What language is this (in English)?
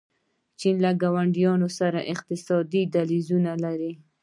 Pashto